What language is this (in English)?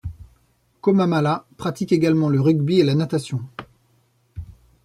French